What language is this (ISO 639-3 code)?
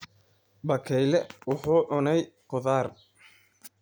som